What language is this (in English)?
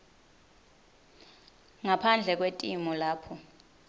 Swati